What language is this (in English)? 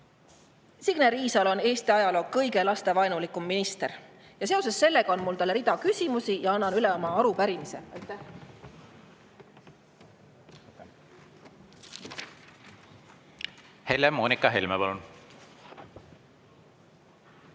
Estonian